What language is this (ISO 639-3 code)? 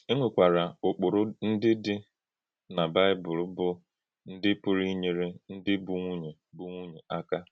ibo